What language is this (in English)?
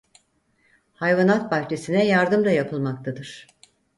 Turkish